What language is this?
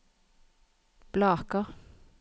Norwegian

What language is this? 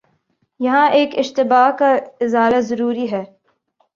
Urdu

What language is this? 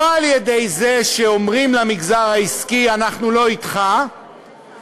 Hebrew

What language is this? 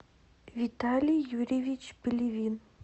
Russian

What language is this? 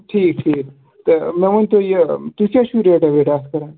Kashmiri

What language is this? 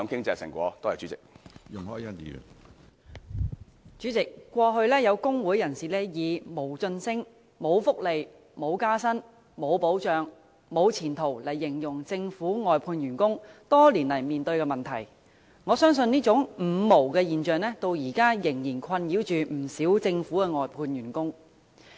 Cantonese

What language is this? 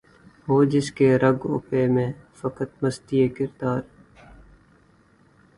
Urdu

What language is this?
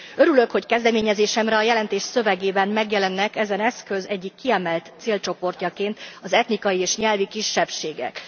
Hungarian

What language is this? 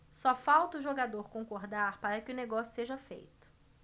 Portuguese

